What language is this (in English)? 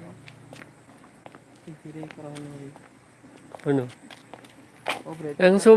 Indonesian